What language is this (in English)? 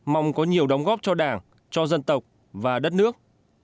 Vietnamese